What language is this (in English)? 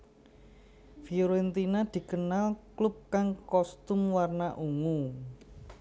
Javanese